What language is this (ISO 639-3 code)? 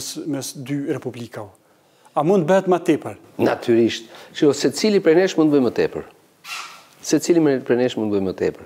ron